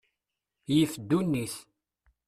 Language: Kabyle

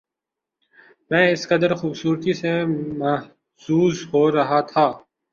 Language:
Urdu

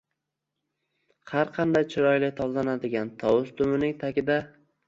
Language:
Uzbek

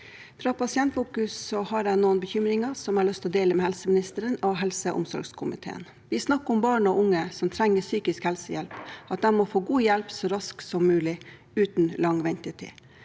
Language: Norwegian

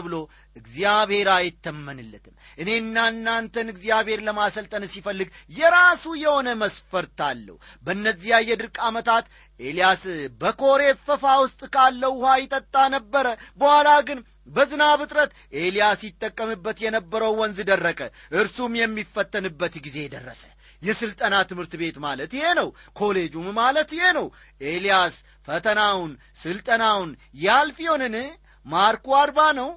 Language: Amharic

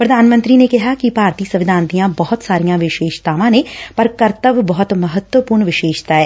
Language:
Punjabi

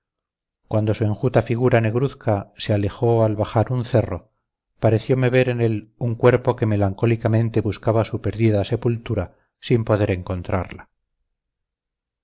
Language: Spanish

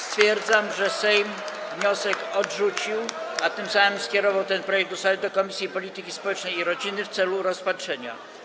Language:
Polish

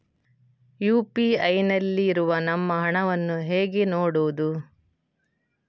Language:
Kannada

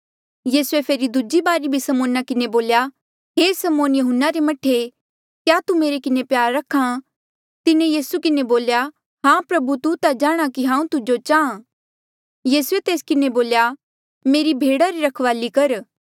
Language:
Mandeali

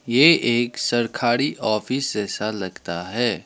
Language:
Hindi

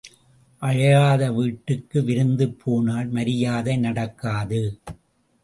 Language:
Tamil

